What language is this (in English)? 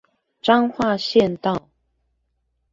Chinese